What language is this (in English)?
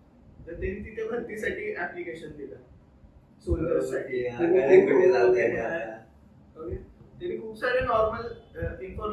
Marathi